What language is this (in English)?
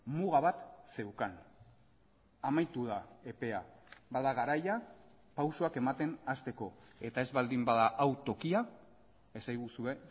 Basque